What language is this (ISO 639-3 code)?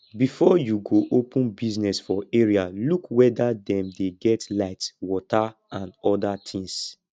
pcm